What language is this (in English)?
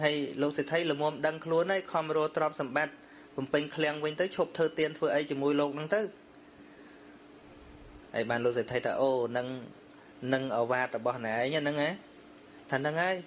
Vietnamese